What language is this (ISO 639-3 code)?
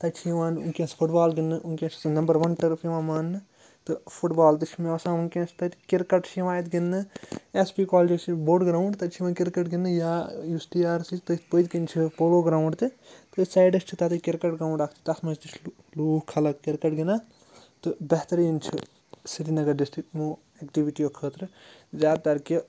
kas